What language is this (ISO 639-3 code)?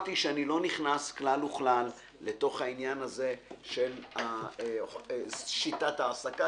heb